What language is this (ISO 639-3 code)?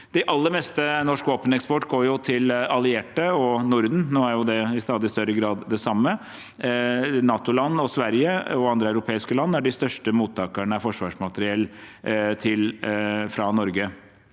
nor